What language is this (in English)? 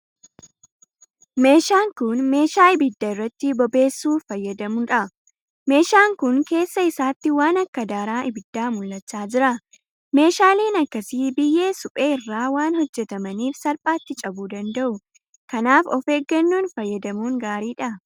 Oromo